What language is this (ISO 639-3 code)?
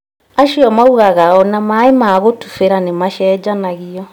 kik